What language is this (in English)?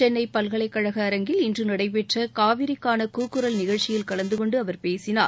Tamil